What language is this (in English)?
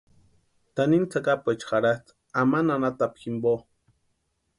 Western Highland Purepecha